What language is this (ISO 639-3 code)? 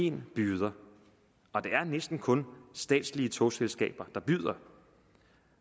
dan